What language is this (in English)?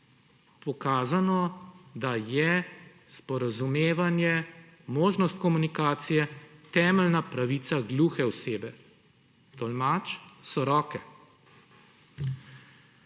Slovenian